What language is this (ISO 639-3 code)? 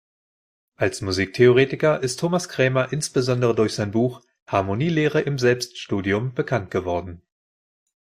deu